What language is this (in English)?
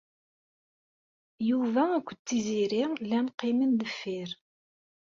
Kabyle